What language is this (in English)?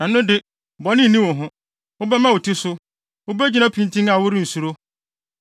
Akan